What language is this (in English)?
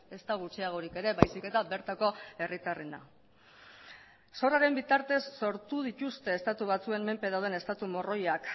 Basque